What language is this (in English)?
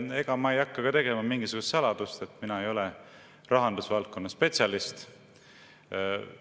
Estonian